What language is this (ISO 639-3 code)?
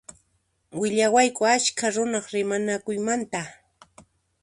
qxp